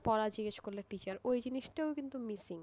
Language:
Bangla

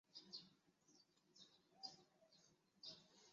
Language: Chinese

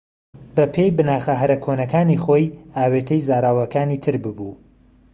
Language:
Central Kurdish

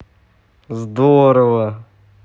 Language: Russian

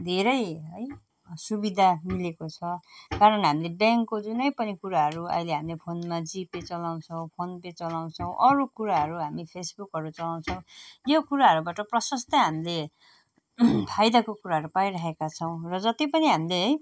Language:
Nepali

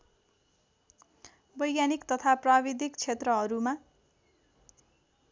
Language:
Nepali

